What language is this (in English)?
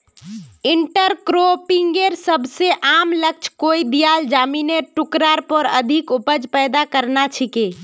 Magahi